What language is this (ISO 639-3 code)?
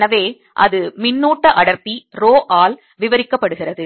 tam